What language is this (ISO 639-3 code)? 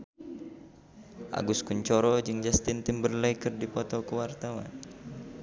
sun